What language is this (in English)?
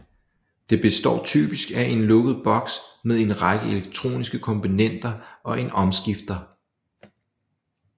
Danish